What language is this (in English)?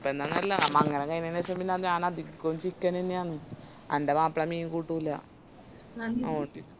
Malayalam